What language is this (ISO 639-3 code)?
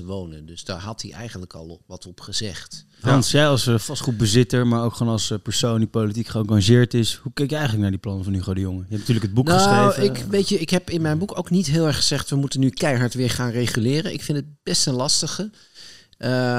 nld